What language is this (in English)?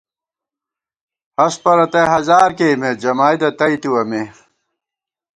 Gawar-Bati